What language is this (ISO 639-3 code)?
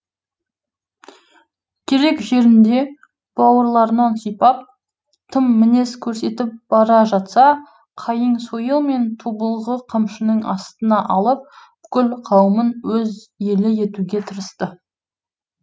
kaz